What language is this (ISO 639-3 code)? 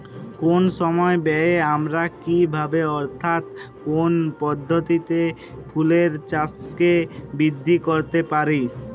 ben